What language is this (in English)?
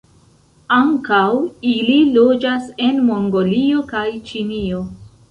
Esperanto